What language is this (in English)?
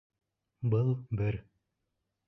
Bashkir